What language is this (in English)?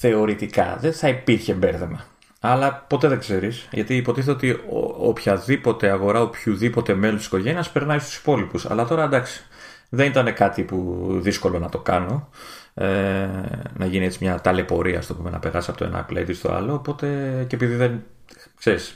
Greek